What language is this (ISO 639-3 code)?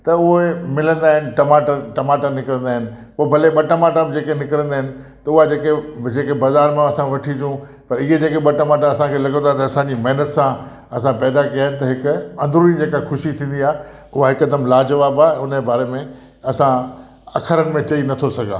snd